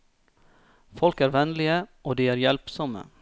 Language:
Norwegian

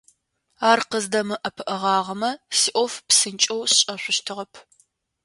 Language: Adyghe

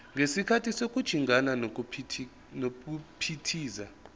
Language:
Zulu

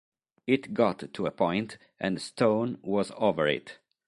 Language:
Italian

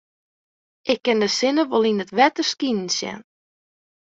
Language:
Western Frisian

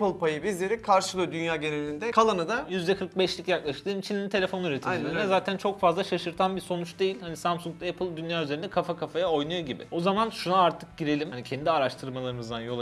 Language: Turkish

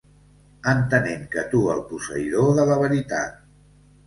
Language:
Catalan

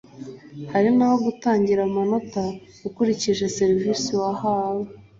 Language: Kinyarwanda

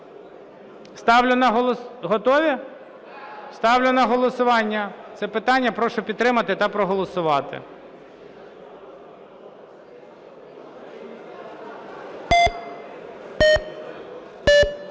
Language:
Ukrainian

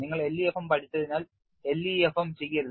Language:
Malayalam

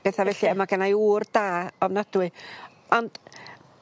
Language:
Welsh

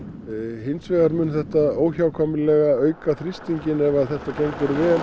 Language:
Icelandic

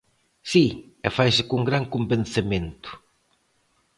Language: Galician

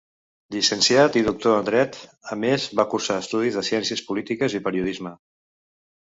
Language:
Catalan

